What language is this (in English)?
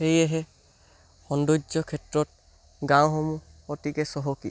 Assamese